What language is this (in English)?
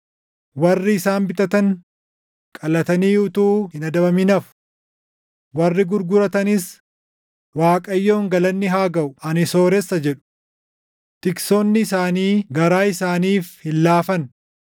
Oromo